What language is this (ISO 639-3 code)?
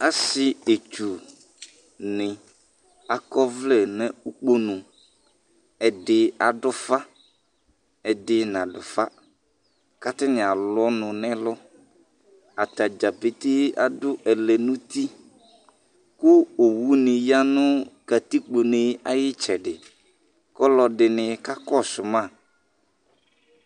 kpo